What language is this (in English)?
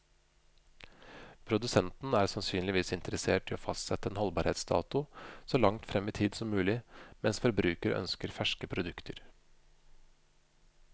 Norwegian